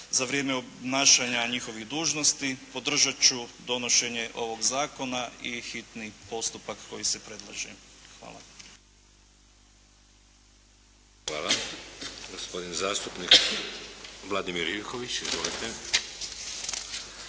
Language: Croatian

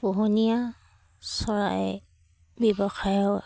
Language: Assamese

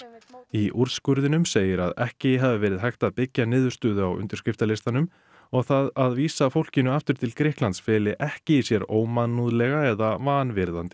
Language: Icelandic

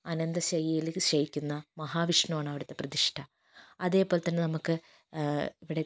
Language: Malayalam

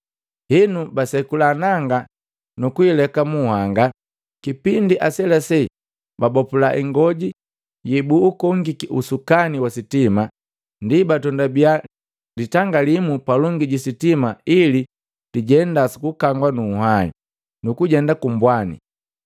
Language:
Matengo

